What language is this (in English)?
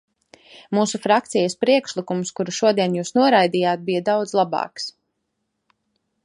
Latvian